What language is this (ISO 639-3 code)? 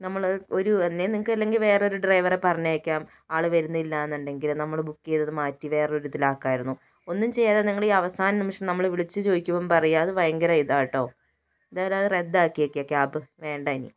mal